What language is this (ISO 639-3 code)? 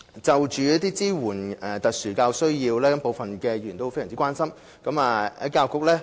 yue